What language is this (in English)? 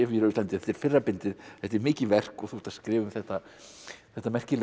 Icelandic